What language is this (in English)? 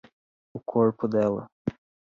Portuguese